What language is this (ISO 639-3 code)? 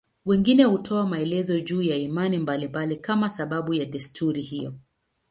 swa